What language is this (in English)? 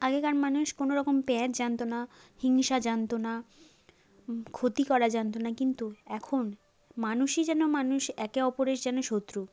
Bangla